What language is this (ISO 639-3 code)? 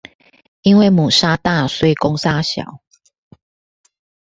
zho